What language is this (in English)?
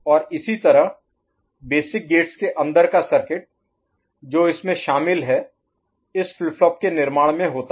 Hindi